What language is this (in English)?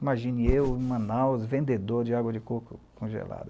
Portuguese